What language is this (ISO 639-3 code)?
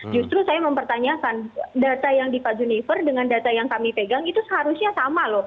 ind